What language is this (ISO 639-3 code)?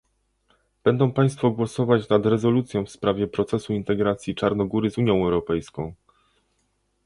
pol